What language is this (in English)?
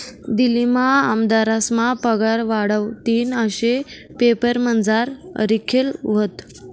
Marathi